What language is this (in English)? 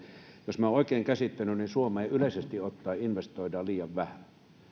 Finnish